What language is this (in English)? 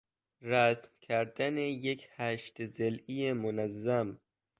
Persian